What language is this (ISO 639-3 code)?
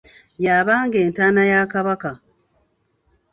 lug